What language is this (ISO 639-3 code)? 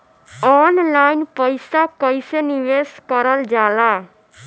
bho